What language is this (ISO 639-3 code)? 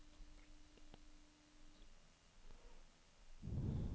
nor